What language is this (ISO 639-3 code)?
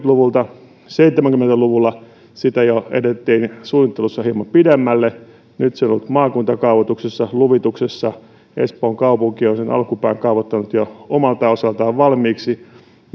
fin